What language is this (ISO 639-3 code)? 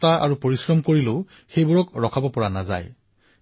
asm